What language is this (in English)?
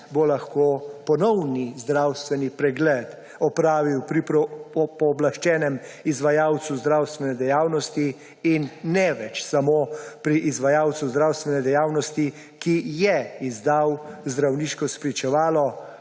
Slovenian